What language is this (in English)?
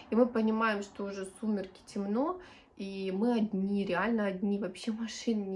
Russian